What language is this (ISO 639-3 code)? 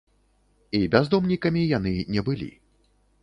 bel